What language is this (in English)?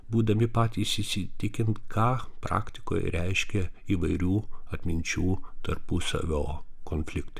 Lithuanian